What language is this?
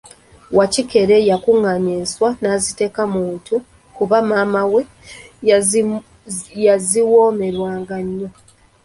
Ganda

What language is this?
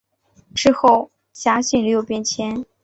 Chinese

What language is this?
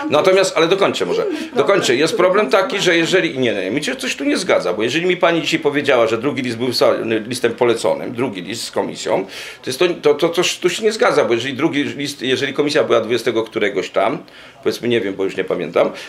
Polish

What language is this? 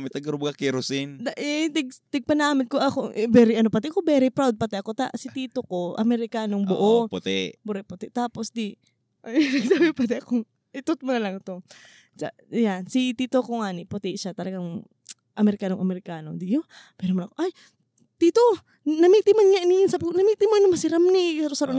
Filipino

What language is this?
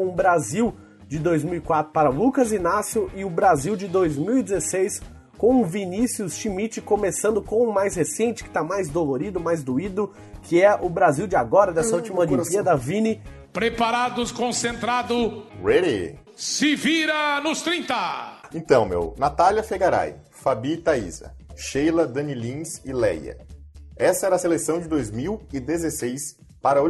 Portuguese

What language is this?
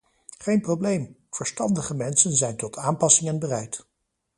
Dutch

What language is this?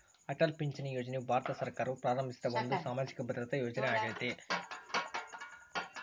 Kannada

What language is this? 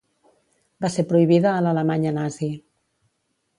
Catalan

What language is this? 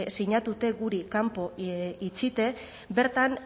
Basque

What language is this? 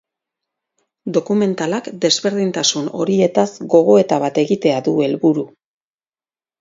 Basque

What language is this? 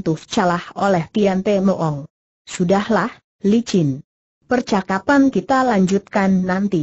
Indonesian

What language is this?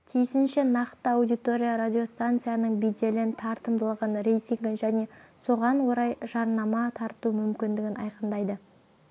Kazakh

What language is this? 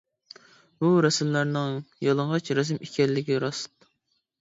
Uyghur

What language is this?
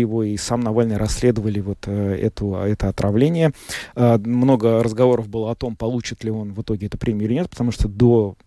Russian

